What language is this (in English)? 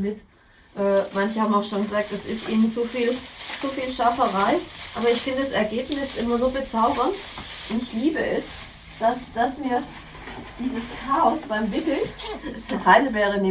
German